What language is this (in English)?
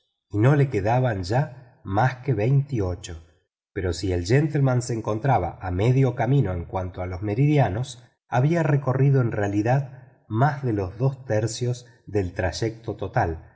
Spanish